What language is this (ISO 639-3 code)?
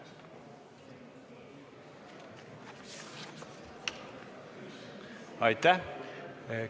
est